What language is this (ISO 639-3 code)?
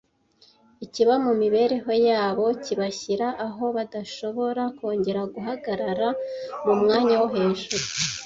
kin